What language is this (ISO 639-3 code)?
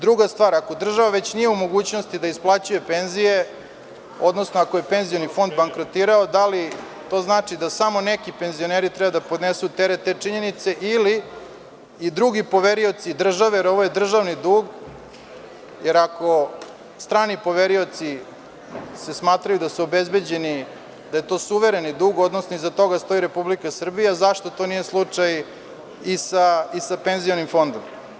srp